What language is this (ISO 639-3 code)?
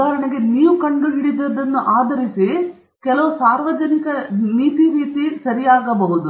kan